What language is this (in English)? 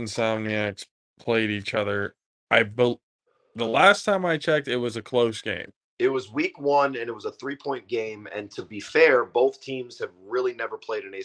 English